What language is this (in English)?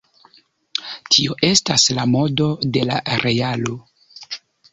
Esperanto